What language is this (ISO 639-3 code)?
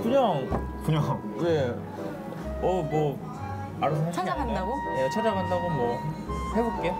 kor